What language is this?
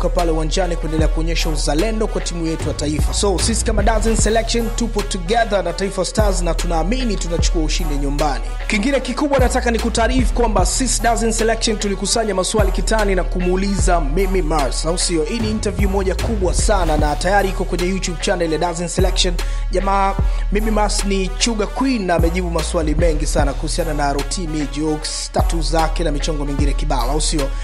Italian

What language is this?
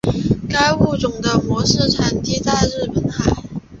Chinese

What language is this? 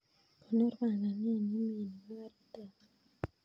Kalenjin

